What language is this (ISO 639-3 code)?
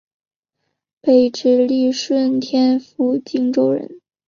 zho